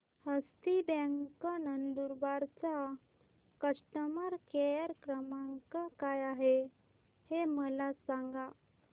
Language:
Marathi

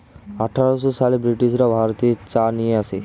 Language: Bangla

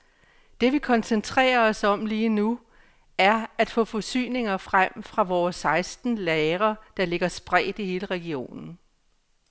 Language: Danish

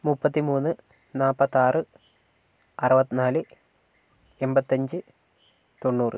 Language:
Malayalam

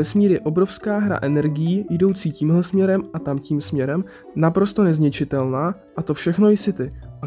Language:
Czech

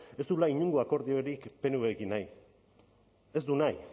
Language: Basque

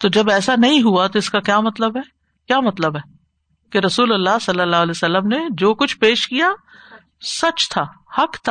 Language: Urdu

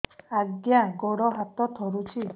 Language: Odia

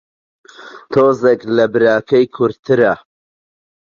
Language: Central Kurdish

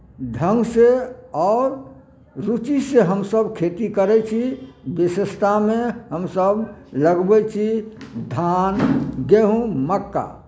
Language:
Maithili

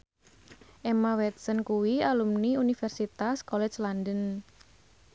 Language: Javanese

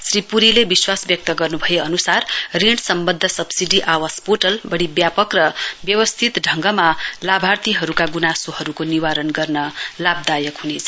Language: Nepali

